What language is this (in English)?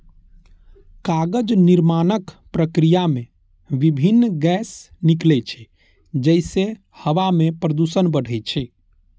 Maithili